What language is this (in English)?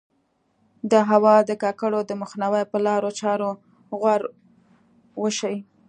Pashto